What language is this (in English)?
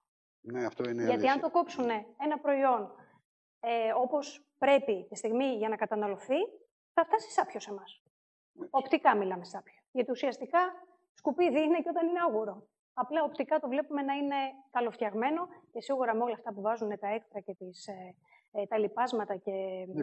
Greek